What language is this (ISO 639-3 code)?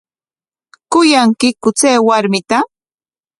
qwa